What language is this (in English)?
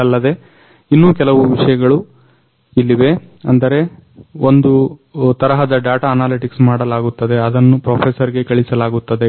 Kannada